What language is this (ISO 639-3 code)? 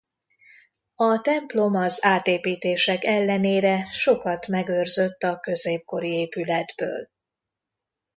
hun